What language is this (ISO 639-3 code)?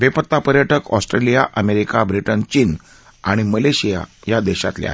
mar